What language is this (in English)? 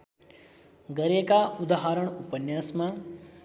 Nepali